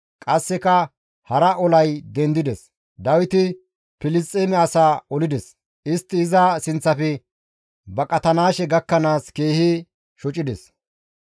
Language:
Gamo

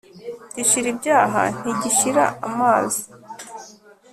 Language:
Kinyarwanda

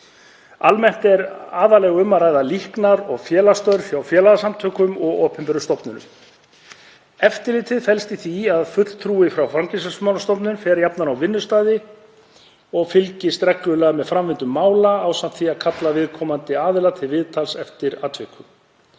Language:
Icelandic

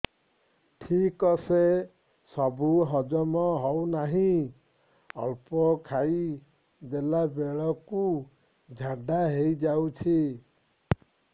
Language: Odia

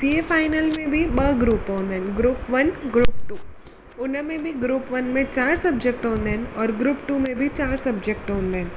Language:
Sindhi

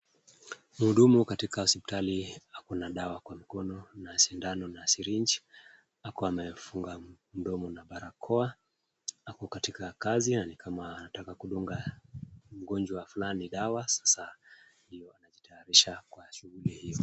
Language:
Swahili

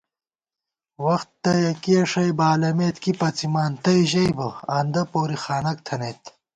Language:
Gawar-Bati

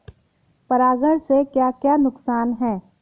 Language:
Hindi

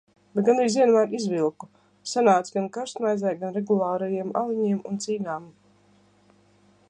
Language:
Latvian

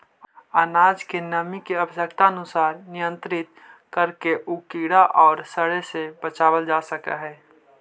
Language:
Magahi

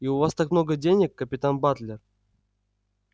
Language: Russian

